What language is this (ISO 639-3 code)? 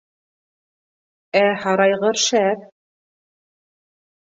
bak